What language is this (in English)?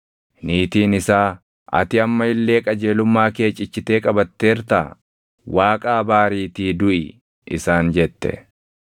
Oromo